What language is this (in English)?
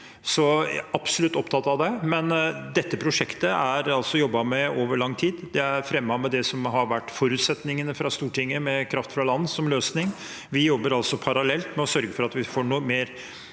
Norwegian